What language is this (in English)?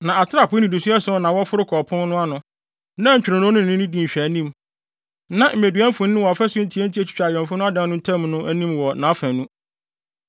Akan